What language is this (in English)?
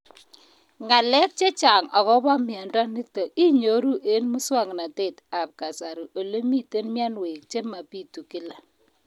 Kalenjin